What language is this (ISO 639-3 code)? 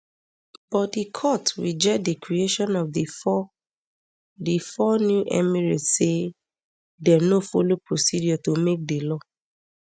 pcm